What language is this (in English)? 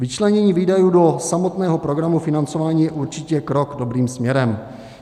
Czech